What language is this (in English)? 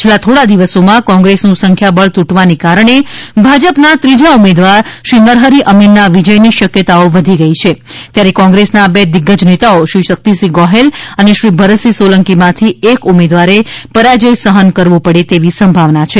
Gujarati